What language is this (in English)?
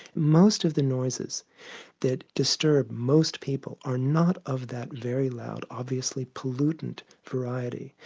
English